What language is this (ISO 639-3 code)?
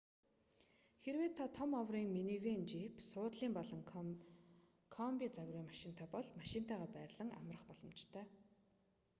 mon